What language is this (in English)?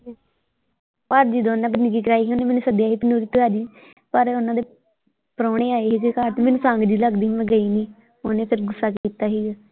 Punjabi